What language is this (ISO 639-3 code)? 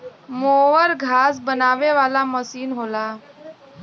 bho